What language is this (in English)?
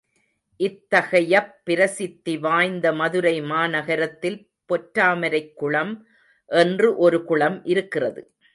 Tamil